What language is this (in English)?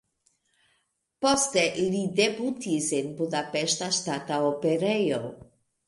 Esperanto